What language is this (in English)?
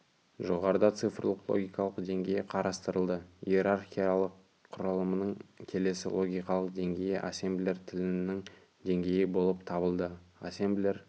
Kazakh